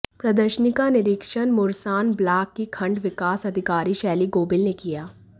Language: Hindi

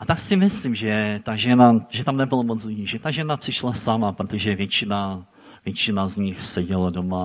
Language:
Czech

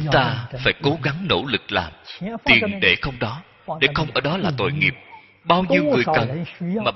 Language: Vietnamese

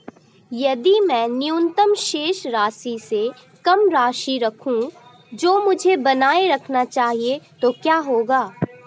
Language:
Hindi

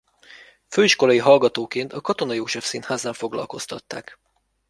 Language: Hungarian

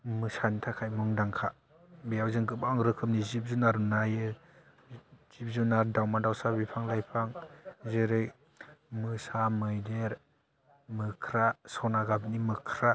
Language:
Bodo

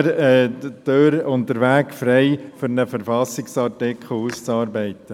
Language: Swiss German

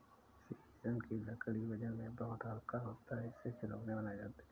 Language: Hindi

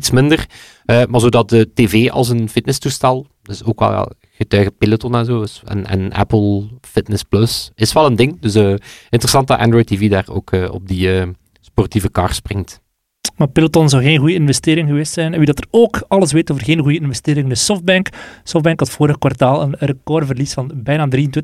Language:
Dutch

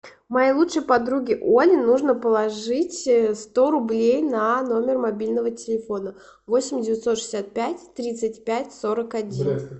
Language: Russian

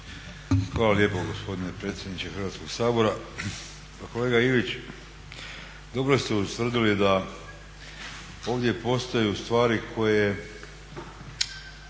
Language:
Croatian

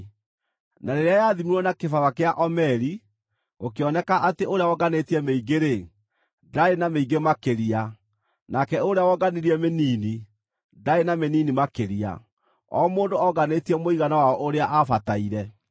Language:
Kikuyu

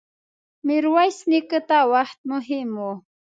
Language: Pashto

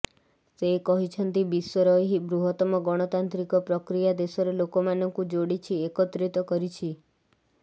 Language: Odia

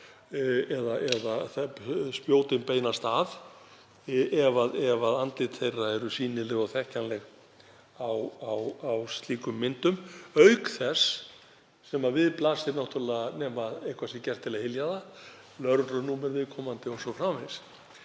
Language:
Icelandic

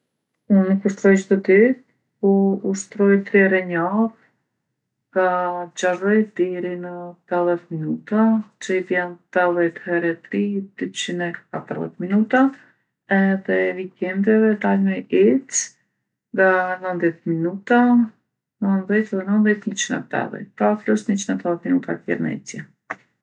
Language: Gheg Albanian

